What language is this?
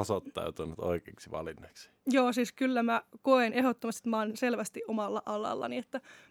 Finnish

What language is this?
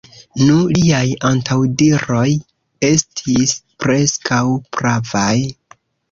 Esperanto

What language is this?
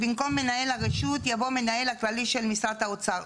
Hebrew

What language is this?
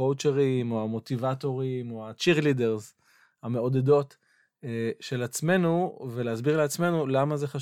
Hebrew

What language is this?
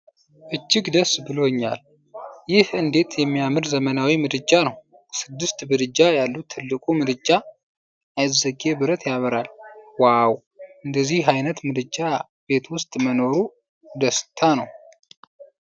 Amharic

